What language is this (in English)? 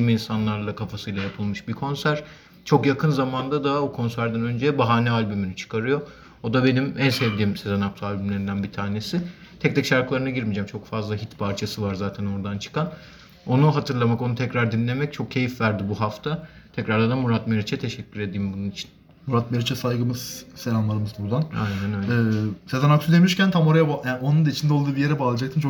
Turkish